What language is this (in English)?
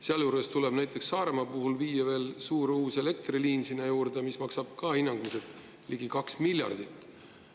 Estonian